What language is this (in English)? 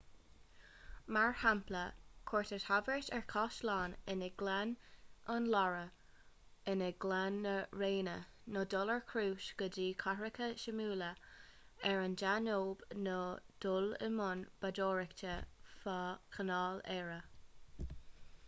Irish